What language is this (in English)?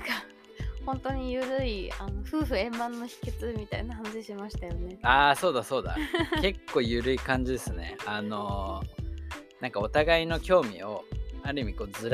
Japanese